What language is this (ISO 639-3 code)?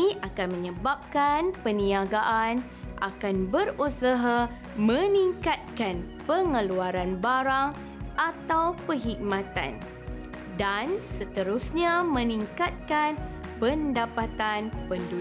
msa